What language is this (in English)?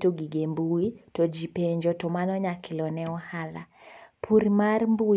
Luo (Kenya and Tanzania)